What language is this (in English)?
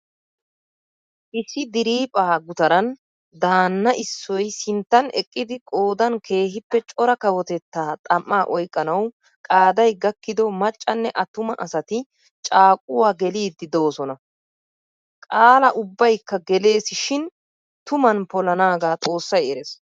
Wolaytta